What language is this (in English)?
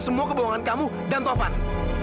Indonesian